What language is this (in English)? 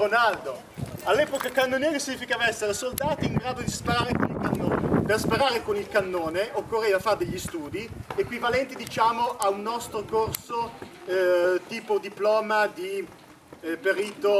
Italian